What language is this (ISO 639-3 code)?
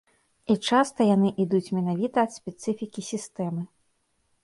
bel